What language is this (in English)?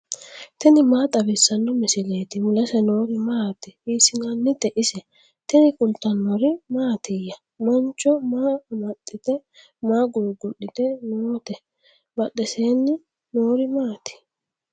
Sidamo